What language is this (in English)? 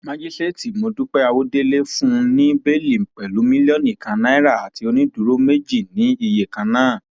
Yoruba